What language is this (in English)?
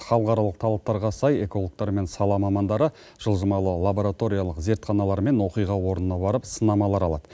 Kazakh